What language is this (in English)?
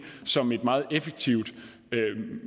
Danish